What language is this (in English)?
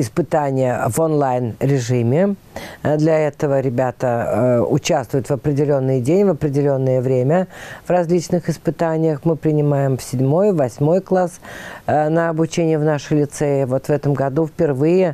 Russian